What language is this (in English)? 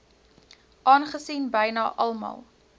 Afrikaans